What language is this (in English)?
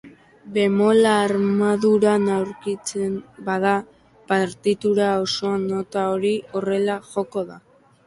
Basque